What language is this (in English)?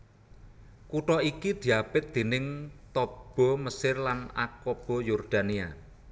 Javanese